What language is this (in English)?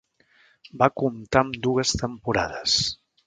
Catalan